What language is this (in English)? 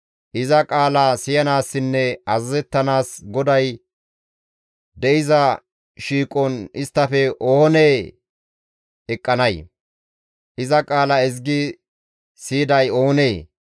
Gamo